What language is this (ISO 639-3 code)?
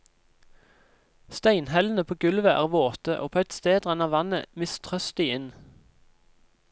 nor